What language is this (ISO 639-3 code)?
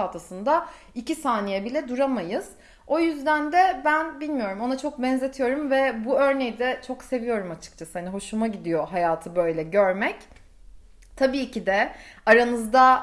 tur